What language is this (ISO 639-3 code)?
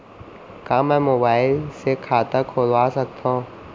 hne